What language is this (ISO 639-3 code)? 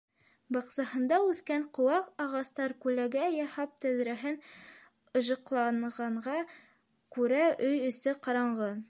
bak